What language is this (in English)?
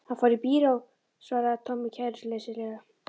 Icelandic